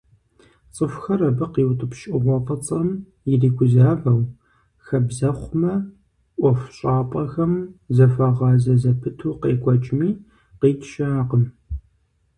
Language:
Kabardian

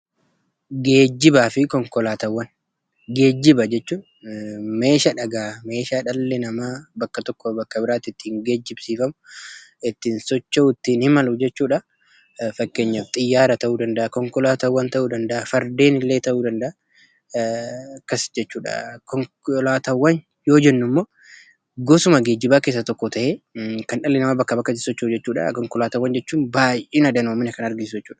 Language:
Oromo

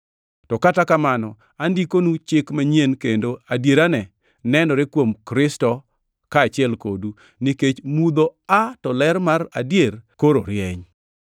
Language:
Luo (Kenya and Tanzania)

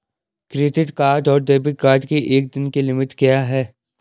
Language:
Hindi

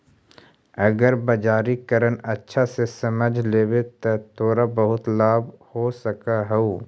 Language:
Magahi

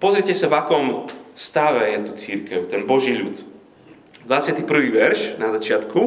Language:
Slovak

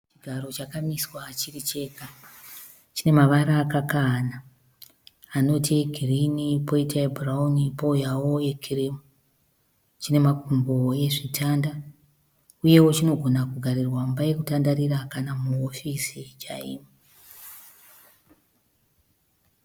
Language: Shona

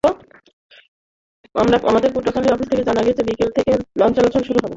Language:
Bangla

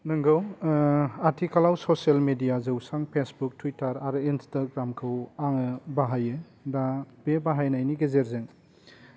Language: Bodo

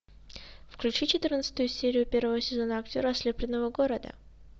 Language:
Russian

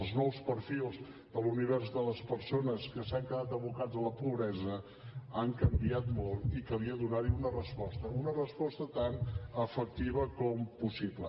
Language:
Catalan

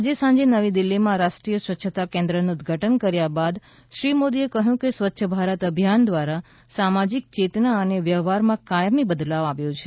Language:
Gujarati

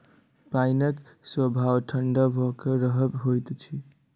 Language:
Maithili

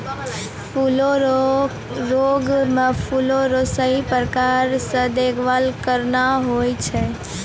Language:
Maithili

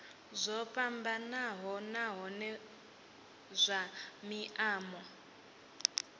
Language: Venda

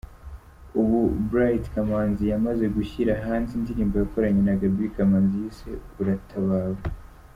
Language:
Kinyarwanda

